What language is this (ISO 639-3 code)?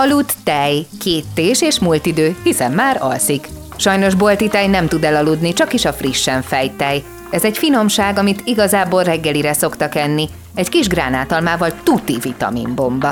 hun